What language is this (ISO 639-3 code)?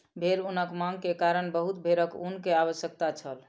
mai